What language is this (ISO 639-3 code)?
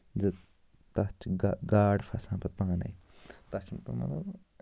kas